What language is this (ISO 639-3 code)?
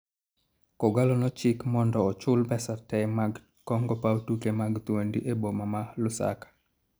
luo